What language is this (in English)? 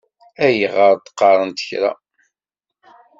Kabyle